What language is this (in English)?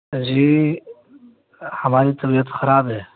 Urdu